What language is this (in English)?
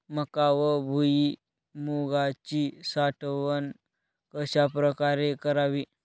Marathi